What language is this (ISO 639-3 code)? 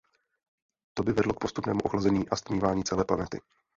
ces